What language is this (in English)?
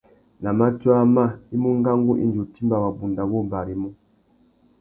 Tuki